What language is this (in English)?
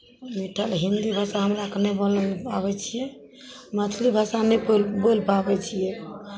Maithili